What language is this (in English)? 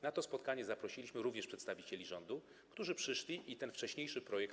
Polish